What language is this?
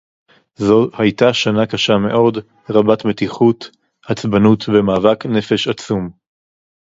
Hebrew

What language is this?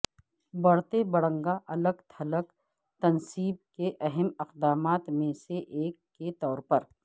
Urdu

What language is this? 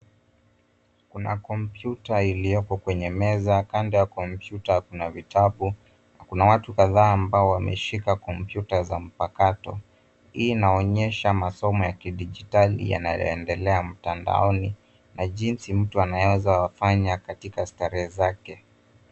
Swahili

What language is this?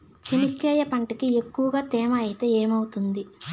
Telugu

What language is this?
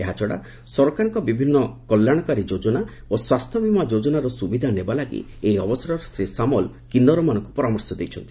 Odia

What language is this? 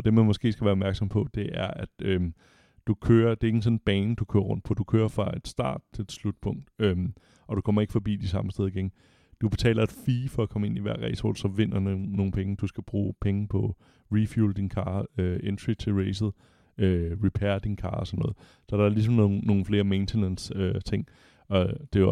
Danish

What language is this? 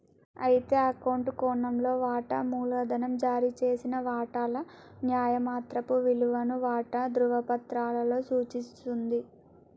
Telugu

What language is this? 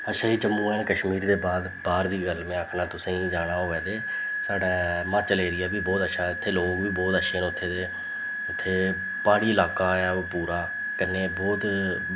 Dogri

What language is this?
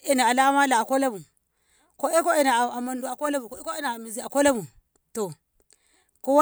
Ngamo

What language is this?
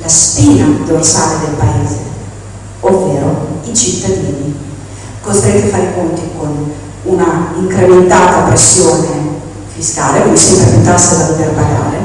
Italian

